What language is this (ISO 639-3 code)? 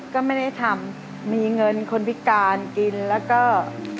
tha